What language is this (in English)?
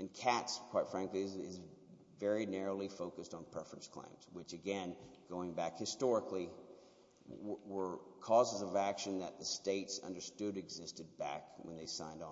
English